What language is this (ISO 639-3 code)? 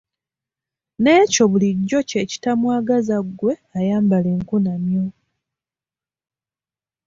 lug